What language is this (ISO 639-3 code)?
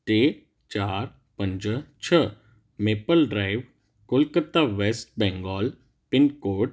snd